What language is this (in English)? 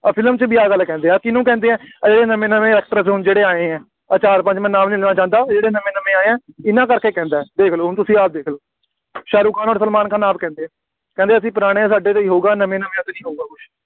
Punjabi